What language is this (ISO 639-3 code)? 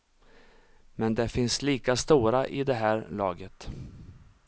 swe